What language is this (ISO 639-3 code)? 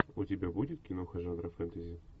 rus